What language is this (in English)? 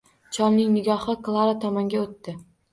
Uzbek